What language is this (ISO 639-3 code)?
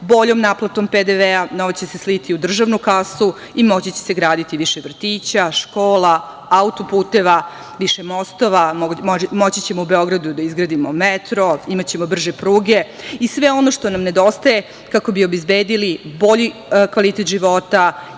srp